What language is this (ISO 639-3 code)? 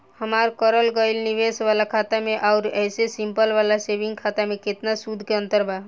bho